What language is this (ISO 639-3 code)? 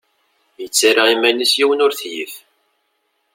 kab